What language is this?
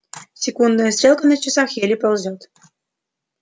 Russian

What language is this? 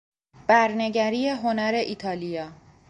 Persian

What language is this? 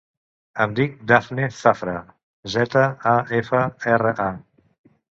Catalan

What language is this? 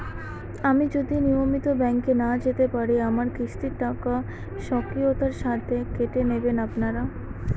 Bangla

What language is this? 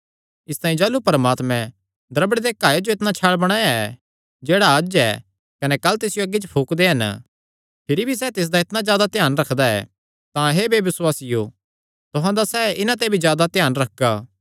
Kangri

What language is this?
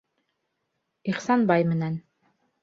Bashkir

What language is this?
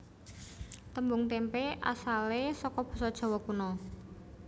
Javanese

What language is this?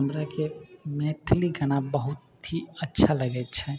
Maithili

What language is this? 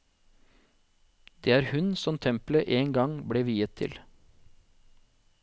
Norwegian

